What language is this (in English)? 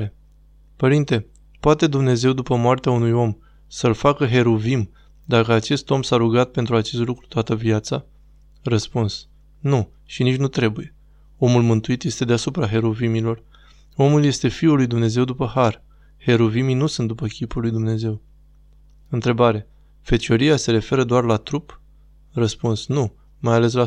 Romanian